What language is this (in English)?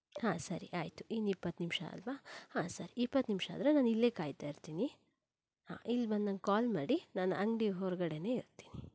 Kannada